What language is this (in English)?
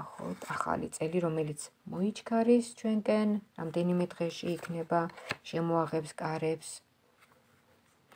Romanian